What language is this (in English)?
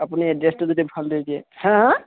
Assamese